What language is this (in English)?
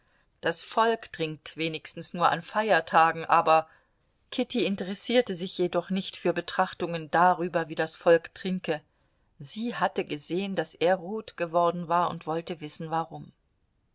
German